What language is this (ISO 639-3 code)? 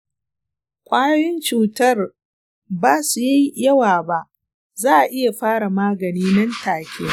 hau